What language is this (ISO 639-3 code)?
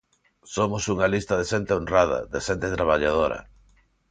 glg